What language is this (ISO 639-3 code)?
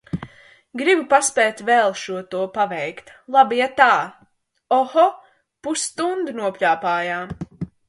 lav